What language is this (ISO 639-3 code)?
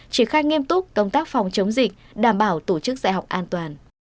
vie